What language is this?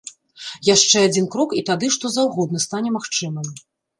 Belarusian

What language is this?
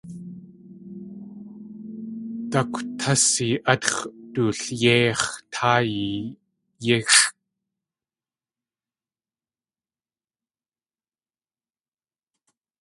Tlingit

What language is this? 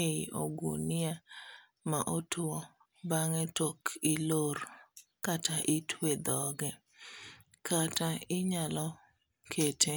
Luo (Kenya and Tanzania)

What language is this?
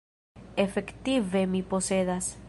Esperanto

